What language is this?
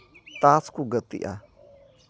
Santali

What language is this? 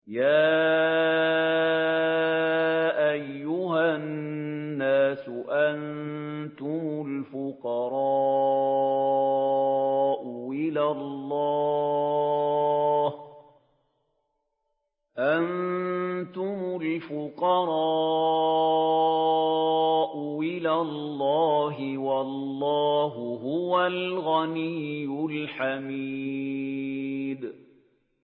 Arabic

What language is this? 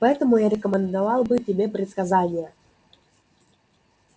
Russian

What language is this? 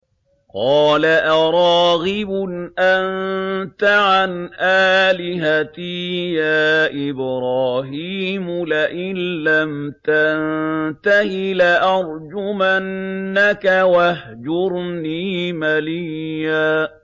Arabic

